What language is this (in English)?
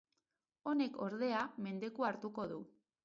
Basque